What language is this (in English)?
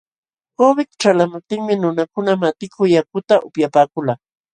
Jauja Wanca Quechua